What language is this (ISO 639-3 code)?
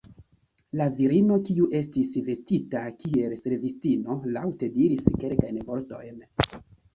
epo